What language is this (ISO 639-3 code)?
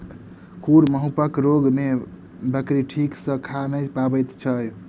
mai